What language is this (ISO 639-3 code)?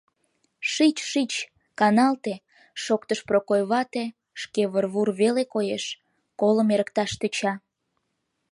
chm